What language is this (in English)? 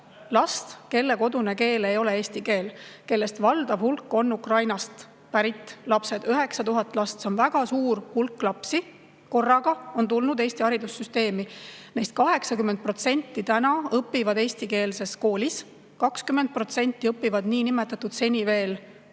Estonian